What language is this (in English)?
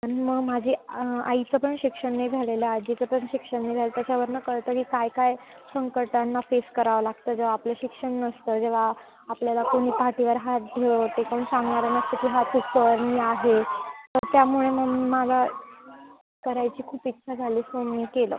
Marathi